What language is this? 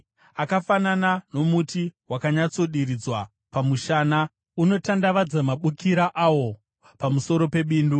Shona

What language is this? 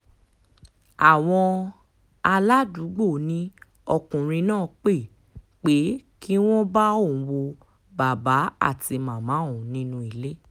Yoruba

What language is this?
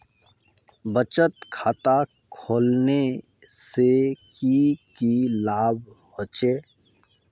Magahi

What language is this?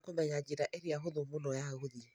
Kikuyu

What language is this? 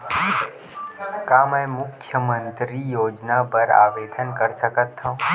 Chhattisgarhi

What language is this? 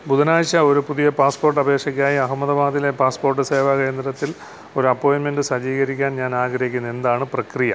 Malayalam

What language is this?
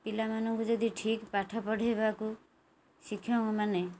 Odia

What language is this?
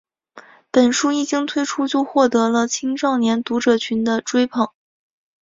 Chinese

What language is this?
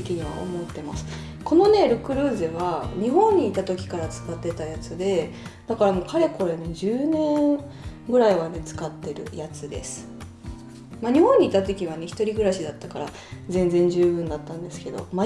Japanese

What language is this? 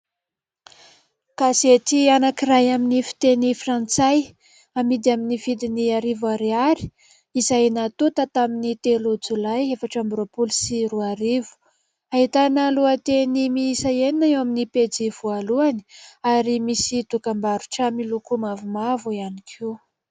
Malagasy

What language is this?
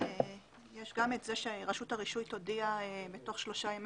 Hebrew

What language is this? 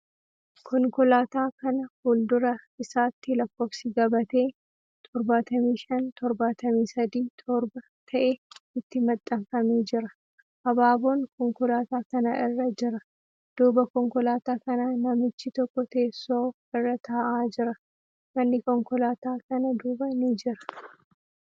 Oromo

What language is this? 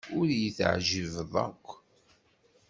Kabyle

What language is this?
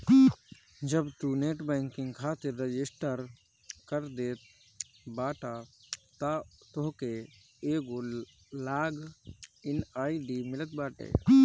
Bhojpuri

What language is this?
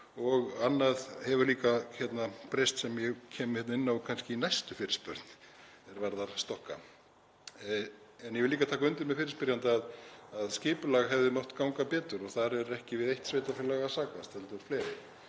Icelandic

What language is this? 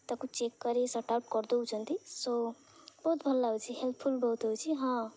Odia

